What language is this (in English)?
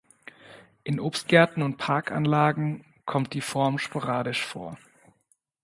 German